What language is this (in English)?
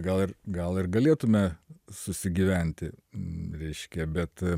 Lithuanian